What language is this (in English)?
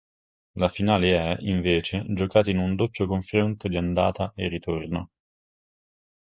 Italian